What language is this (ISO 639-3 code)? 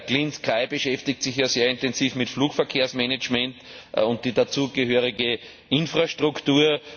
deu